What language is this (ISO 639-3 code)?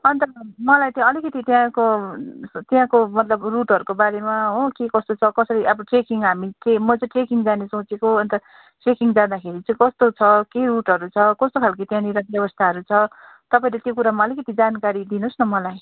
nep